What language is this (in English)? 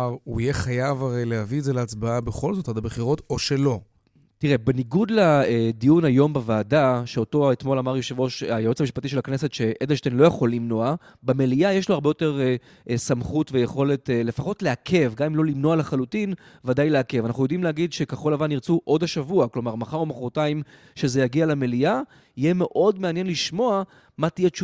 Hebrew